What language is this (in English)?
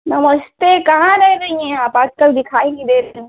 Hindi